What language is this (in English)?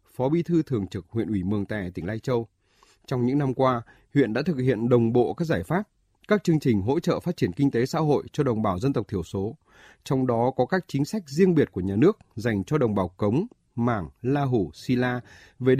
Vietnamese